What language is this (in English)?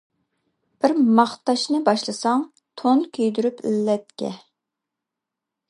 Uyghur